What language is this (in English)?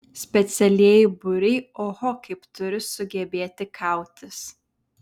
Lithuanian